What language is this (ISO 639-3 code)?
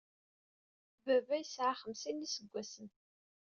kab